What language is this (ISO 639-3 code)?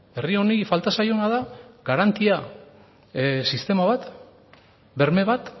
eus